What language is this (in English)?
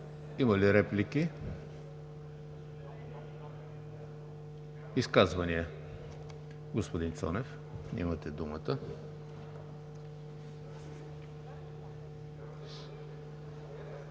Bulgarian